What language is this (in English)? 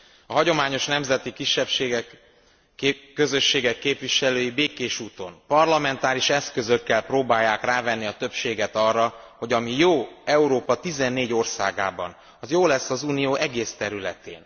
Hungarian